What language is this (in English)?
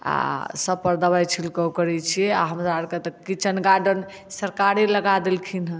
Maithili